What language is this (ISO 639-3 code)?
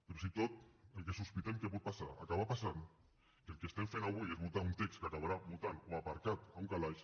cat